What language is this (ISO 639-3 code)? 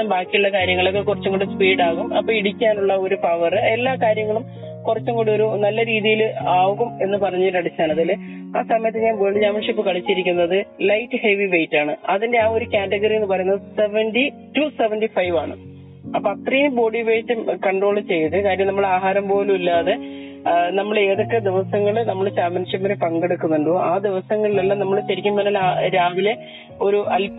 mal